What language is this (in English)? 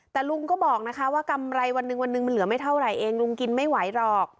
Thai